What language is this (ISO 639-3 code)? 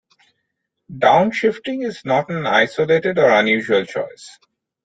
eng